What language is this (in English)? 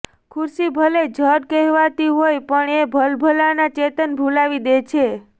Gujarati